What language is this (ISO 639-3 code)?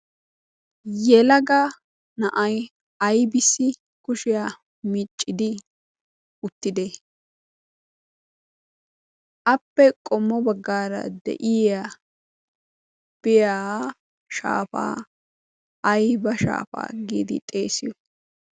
wal